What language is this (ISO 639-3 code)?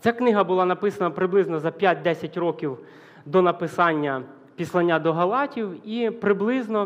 ukr